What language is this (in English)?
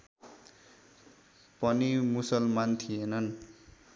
Nepali